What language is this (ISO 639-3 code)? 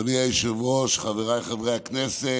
heb